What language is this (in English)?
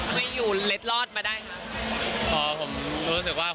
Thai